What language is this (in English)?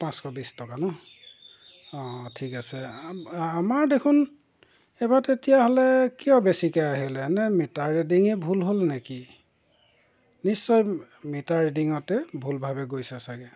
Assamese